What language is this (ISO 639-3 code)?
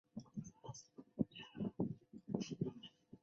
zho